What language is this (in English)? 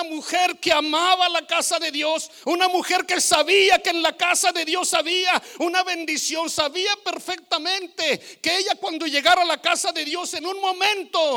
Spanish